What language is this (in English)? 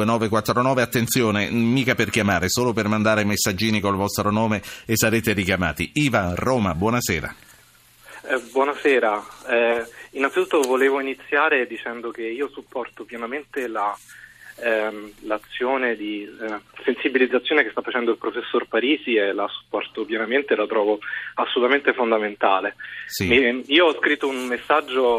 Italian